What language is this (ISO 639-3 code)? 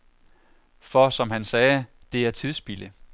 dan